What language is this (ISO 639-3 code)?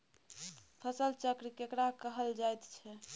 mai